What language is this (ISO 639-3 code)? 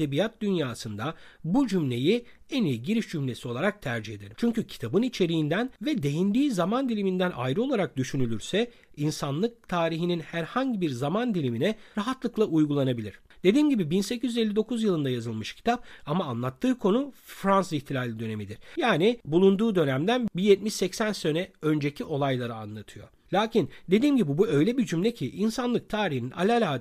tur